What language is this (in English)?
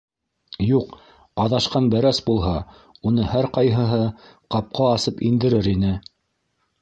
Bashkir